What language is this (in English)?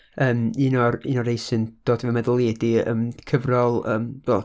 Welsh